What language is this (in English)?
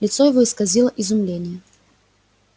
Russian